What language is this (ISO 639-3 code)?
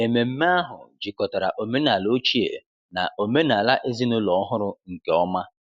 ibo